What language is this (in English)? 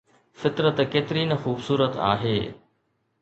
Sindhi